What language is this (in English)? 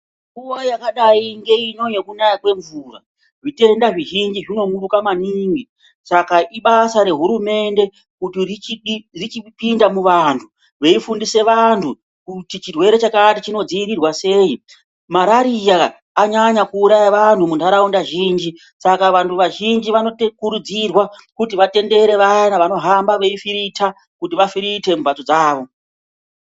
Ndau